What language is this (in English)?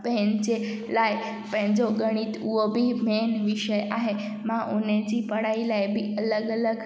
Sindhi